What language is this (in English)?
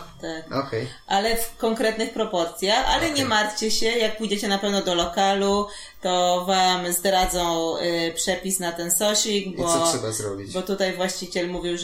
Polish